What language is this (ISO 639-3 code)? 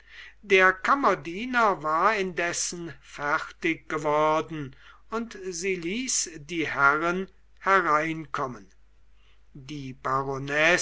deu